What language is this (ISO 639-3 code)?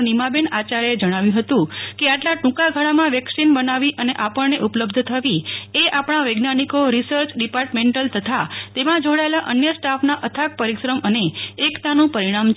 guj